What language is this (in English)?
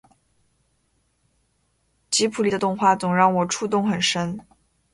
Chinese